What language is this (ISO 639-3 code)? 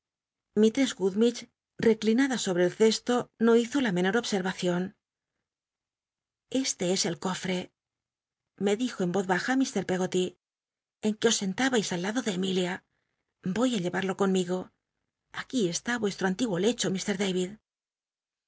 spa